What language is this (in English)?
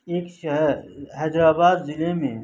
Urdu